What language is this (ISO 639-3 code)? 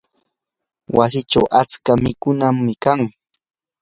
qur